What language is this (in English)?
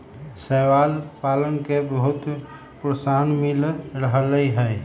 Magahi